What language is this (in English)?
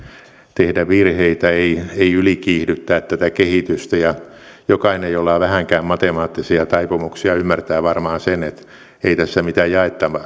Finnish